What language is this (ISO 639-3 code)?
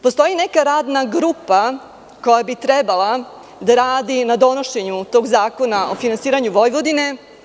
srp